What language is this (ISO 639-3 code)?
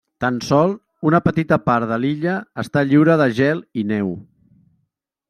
cat